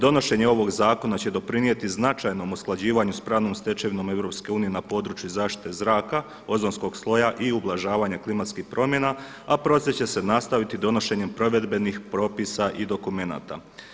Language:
Croatian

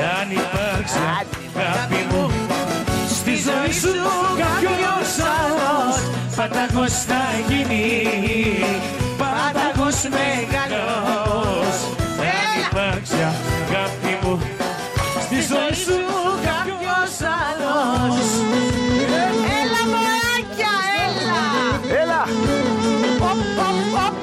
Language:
Greek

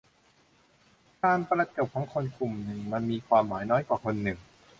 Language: Thai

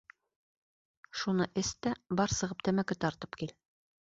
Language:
Bashkir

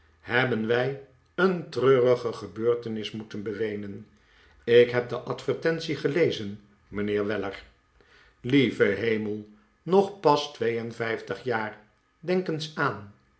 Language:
Dutch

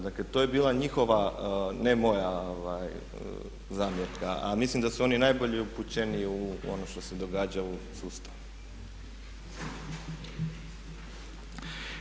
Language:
Croatian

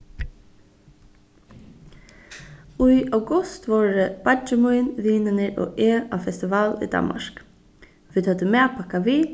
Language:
Faroese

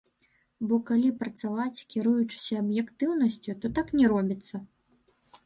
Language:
Belarusian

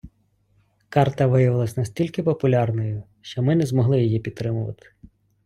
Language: Ukrainian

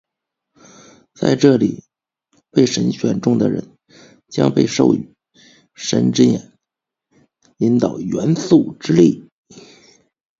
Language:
Chinese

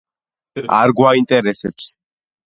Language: Georgian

